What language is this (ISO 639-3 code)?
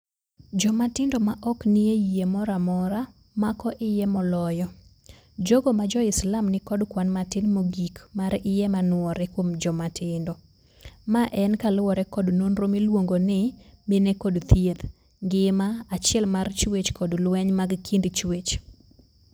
luo